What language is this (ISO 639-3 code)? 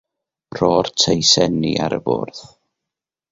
cym